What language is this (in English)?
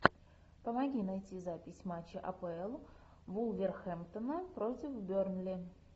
Russian